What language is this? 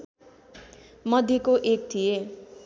Nepali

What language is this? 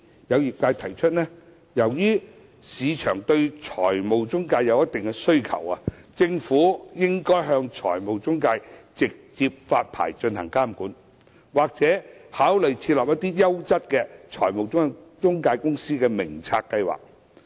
Cantonese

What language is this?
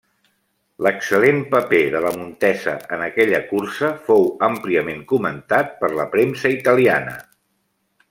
Catalan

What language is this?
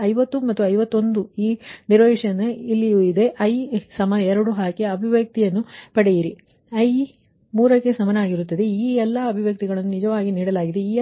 Kannada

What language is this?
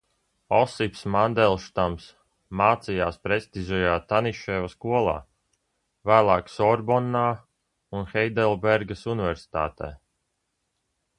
Latvian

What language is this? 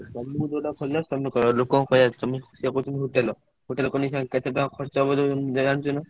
Odia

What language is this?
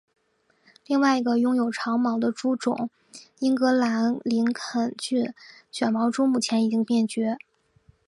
Chinese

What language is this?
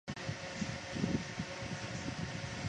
Chinese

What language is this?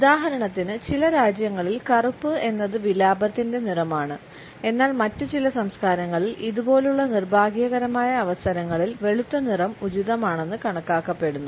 Malayalam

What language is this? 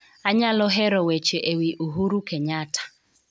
Luo (Kenya and Tanzania)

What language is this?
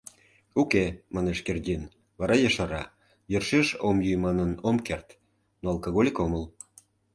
Mari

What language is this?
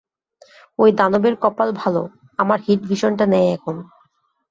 Bangla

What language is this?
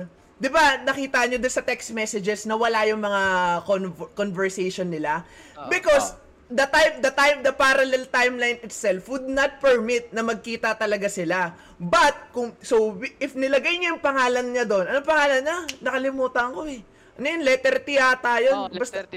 Filipino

